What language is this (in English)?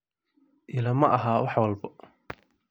Somali